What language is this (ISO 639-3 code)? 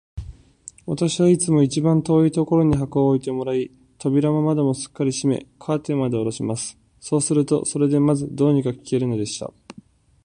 jpn